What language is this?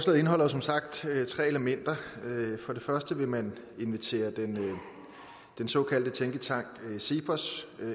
Danish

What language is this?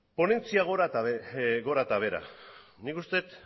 Basque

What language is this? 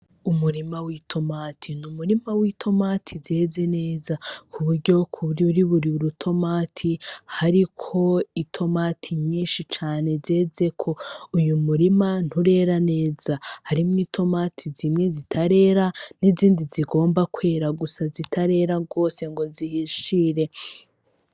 Rundi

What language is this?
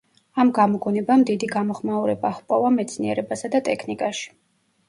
Georgian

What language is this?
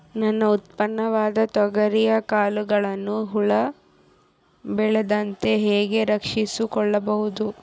Kannada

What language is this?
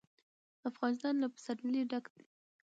Pashto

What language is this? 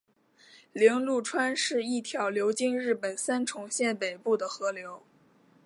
Chinese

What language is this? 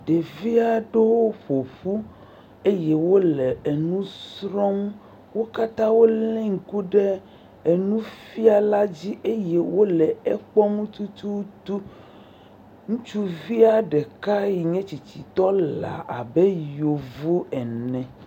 Ewe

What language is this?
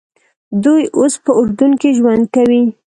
Pashto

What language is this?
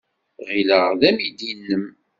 Kabyle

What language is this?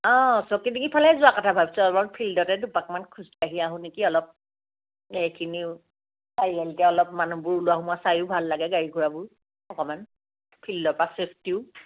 Assamese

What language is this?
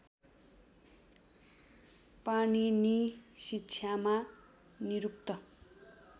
Nepali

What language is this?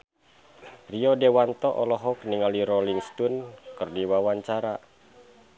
Sundanese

